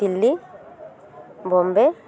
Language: Santali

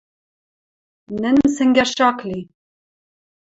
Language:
Western Mari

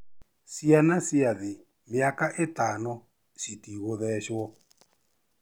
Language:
Kikuyu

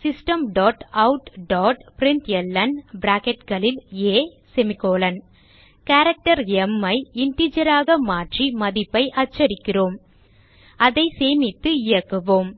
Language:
Tamil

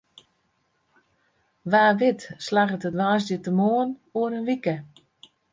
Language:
Western Frisian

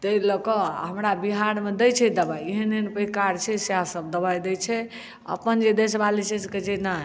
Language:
Maithili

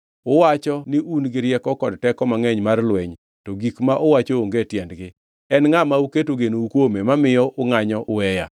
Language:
Luo (Kenya and Tanzania)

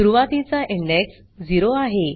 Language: Marathi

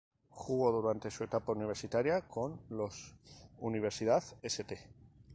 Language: Spanish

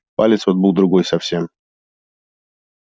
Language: Russian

